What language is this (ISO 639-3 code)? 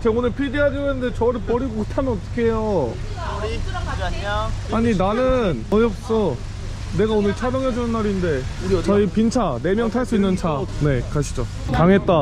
kor